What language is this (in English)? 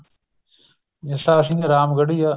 Punjabi